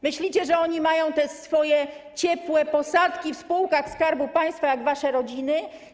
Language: Polish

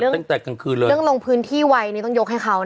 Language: Thai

